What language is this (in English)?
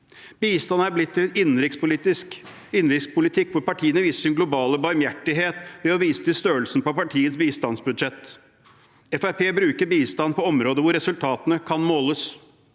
Norwegian